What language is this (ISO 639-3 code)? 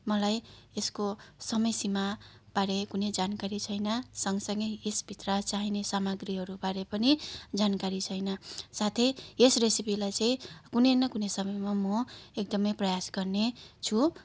nep